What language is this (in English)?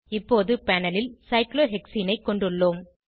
Tamil